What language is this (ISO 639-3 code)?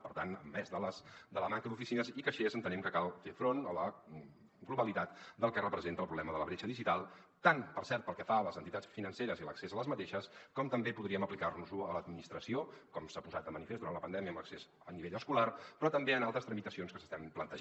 cat